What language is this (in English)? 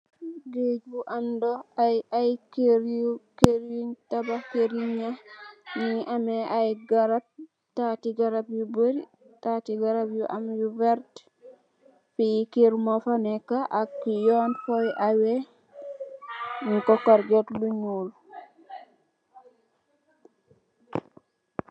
Wolof